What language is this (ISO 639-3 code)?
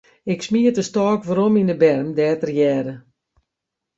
fry